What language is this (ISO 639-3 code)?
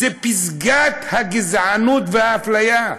heb